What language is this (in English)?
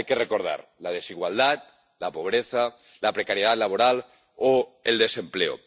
Spanish